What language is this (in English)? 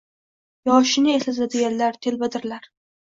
Uzbek